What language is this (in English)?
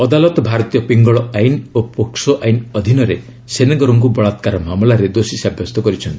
Odia